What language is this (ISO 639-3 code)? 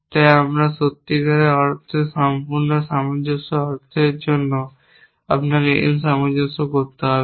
ben